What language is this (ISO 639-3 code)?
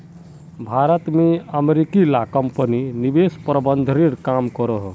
mag